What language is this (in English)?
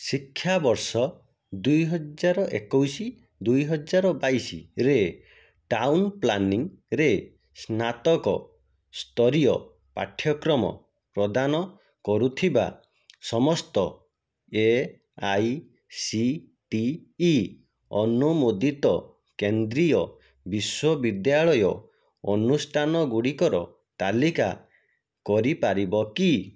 Odia